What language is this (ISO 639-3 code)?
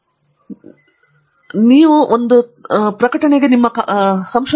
kan